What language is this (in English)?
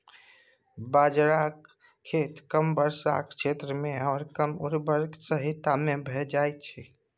Maithili